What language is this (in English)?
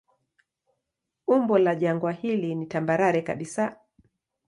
Swahili